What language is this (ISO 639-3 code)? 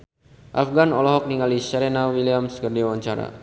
sun